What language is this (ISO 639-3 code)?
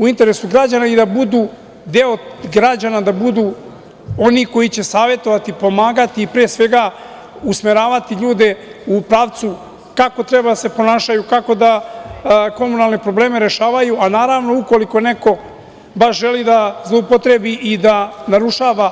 srp